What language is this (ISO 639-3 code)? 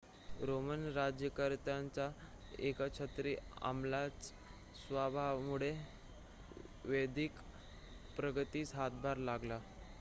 mar